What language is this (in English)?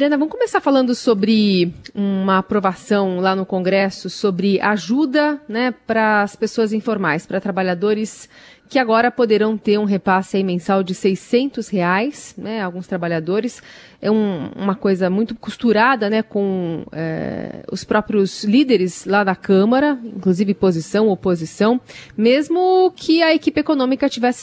Portuguese